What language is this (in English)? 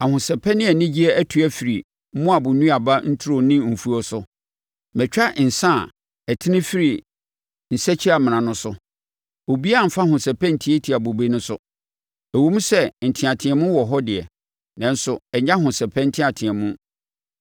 Akan